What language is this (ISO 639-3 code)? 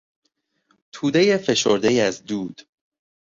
fas